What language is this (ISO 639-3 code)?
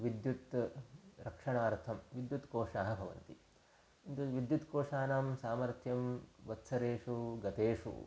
san